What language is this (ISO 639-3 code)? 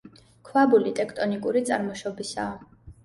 kat